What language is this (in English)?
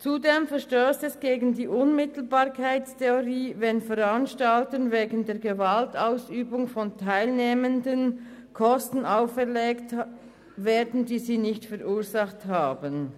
Swiss German